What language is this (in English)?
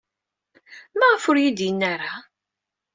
Kabyle